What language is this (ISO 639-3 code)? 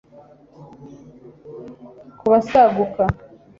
kin